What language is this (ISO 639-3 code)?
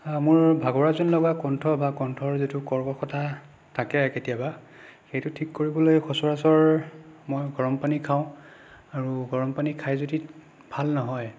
asm